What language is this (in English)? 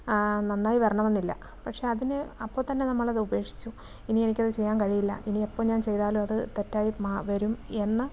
Malayalam